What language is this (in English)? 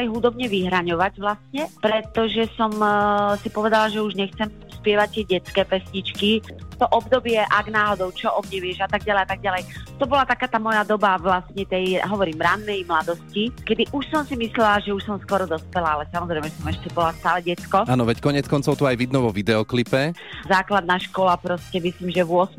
Slovak